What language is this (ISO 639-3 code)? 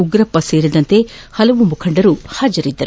kan